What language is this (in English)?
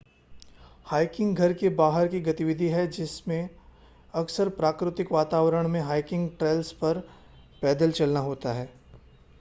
Hindi